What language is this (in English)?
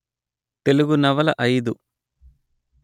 Telugu